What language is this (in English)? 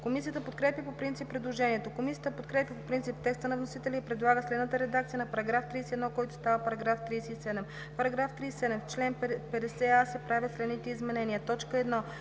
Bulgarian